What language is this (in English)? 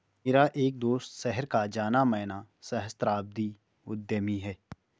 Hindi